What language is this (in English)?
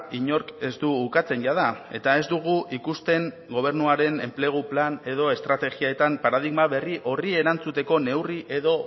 Basque